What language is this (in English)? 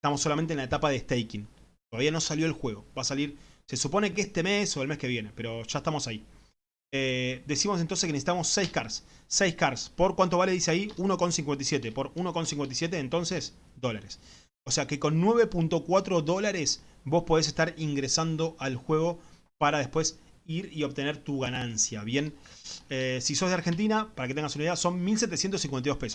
Spanish